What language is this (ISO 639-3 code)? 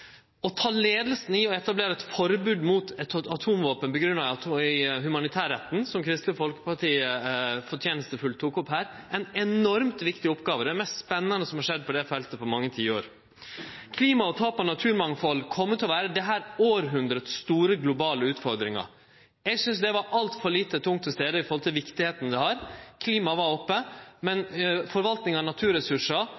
nno